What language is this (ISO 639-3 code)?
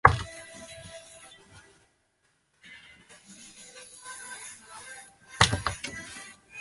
zho